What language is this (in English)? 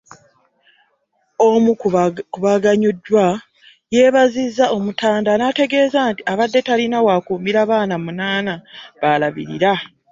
Ganda